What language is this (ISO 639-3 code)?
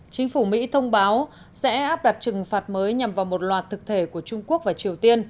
vie